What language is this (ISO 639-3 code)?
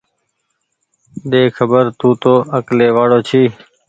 gig